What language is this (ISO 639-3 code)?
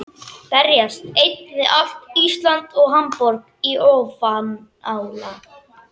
isl